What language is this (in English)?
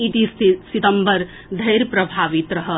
Maithili